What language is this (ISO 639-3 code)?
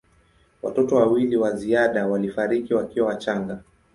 swa